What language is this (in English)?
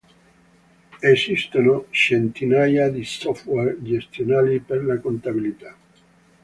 Italian